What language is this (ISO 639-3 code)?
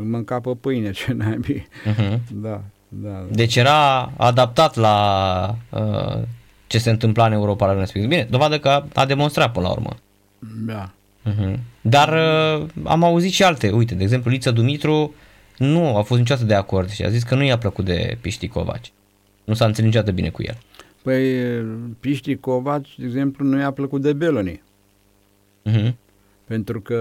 ron